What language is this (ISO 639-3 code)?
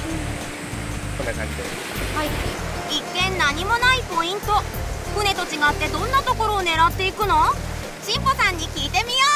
jpn